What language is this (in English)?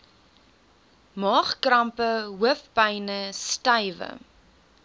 Afrikaans